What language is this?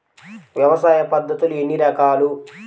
Telugu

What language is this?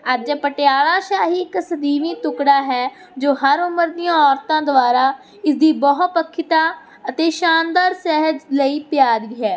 Punjabi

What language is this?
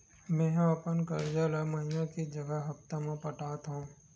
Chhattisgarhi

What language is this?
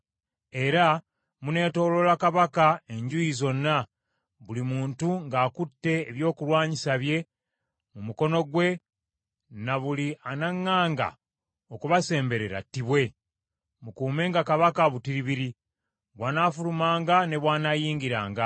Ganda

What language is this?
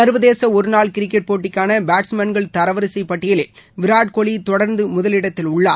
Tamil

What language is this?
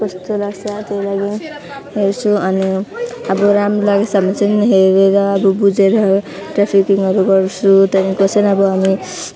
Nepali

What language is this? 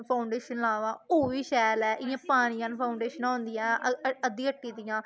Dogri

